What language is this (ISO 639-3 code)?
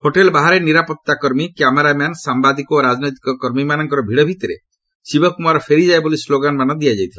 ori